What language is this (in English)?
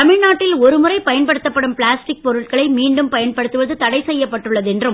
Tamil